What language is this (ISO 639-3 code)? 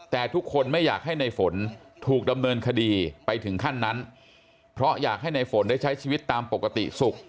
tha